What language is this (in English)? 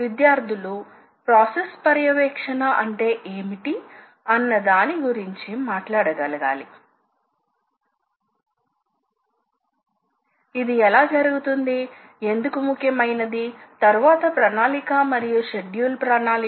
Telugu